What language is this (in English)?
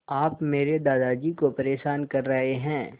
Hindi